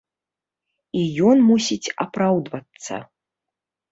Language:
Belarusian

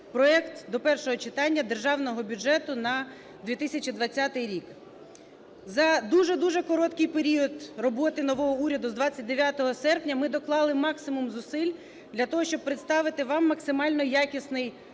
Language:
Ukrainian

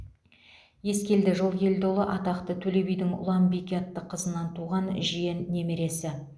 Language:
Kazakh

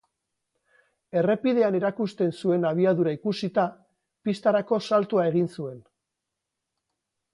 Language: Basque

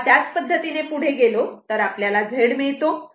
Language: Marathi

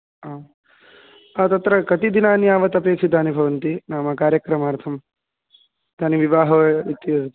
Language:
Sanskrit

